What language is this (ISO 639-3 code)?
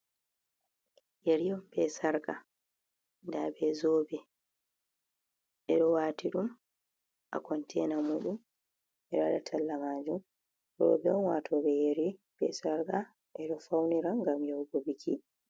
ful